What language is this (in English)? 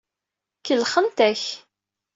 Kabyle